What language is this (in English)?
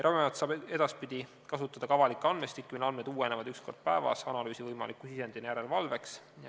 Estonian